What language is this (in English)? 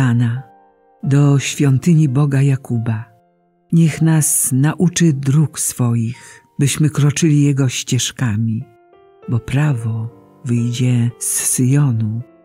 Polish